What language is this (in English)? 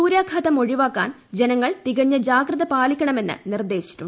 Malayalam